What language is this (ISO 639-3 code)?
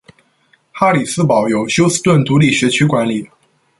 zho